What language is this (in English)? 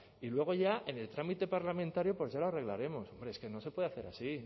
Spanish